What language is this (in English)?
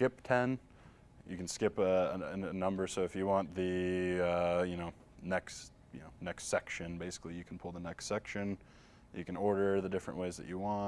English